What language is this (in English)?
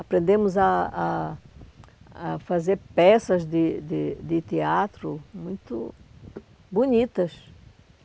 Portuguese